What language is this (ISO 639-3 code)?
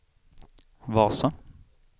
swe